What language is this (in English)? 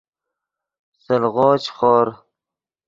Yidgha